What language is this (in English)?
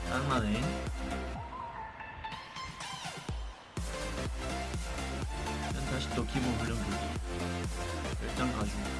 Korean